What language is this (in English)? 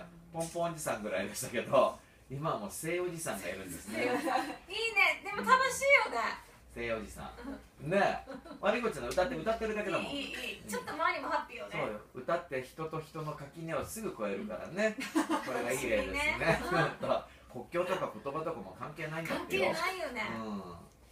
Japanese